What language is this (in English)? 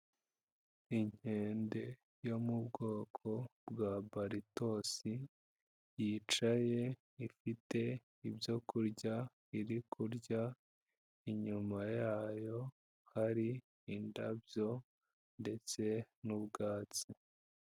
Kinyarwanda